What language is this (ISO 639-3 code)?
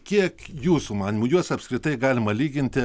lit